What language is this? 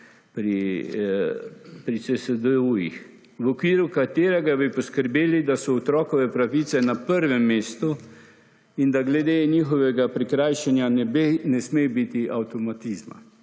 Slovenian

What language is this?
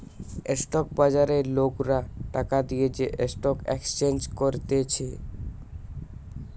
Bangla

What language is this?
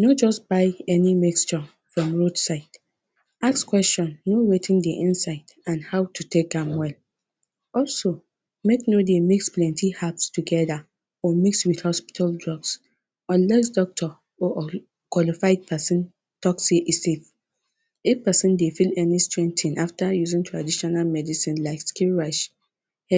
Nigerian Pidgin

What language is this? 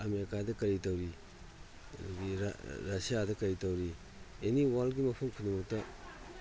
Manipuri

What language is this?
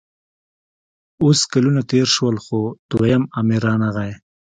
Pashto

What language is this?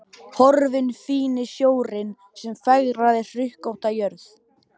Icelandic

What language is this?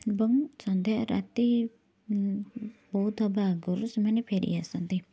Odia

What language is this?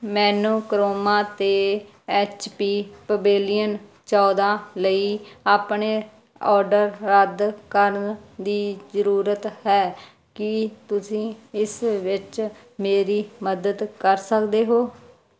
Punjabi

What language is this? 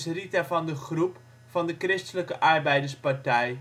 Dutch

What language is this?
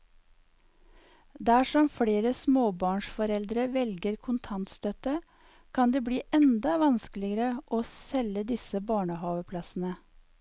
Norwegian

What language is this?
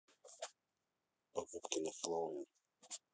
Russian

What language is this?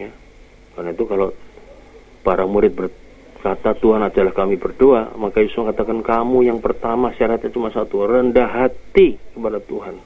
Indonesian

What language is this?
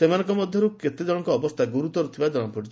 Odia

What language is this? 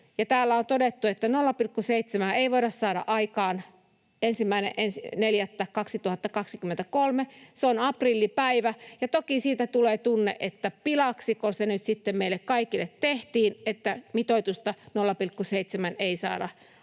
Finnish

